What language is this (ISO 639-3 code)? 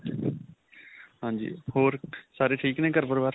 pan